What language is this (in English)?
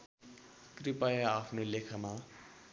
Nepali